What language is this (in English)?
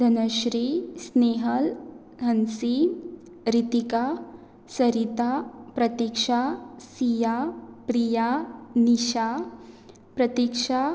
Konkani